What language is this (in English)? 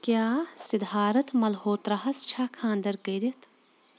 Kashmiri